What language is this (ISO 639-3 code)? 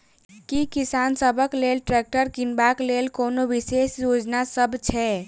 mai